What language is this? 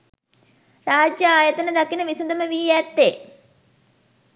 Sinhala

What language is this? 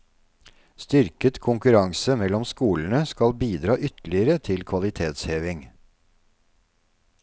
Norwegian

